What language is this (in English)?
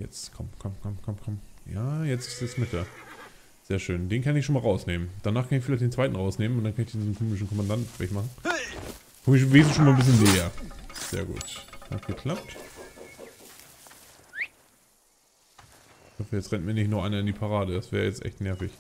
German